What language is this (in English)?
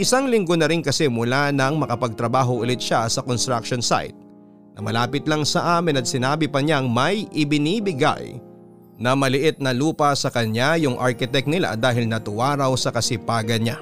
Filipino